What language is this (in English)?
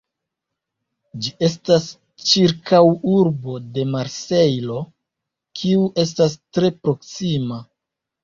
Esperanto